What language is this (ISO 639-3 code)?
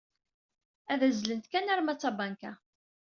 kab